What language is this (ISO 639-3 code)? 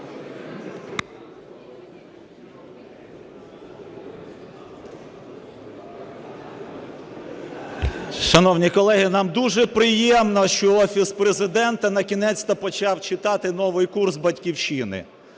ukr